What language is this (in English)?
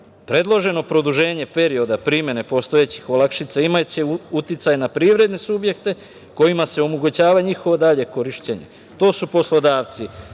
Serbian